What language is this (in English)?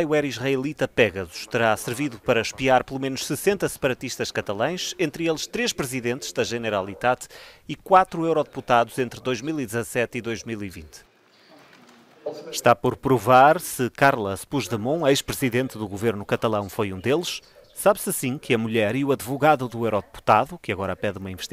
Portuguese